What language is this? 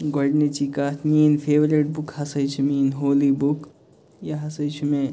Kashmiri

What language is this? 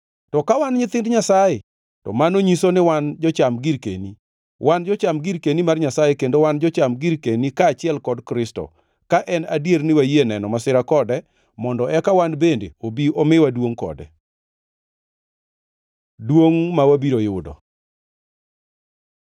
Luo (Kenya and Tanzania)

